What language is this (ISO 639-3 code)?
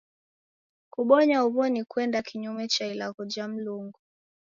dav